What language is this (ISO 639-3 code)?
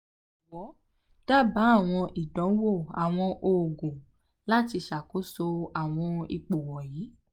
yor